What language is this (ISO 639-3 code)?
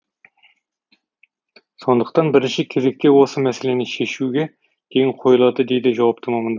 kaz